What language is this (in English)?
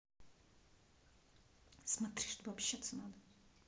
Russian